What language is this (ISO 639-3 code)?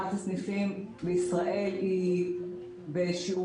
heb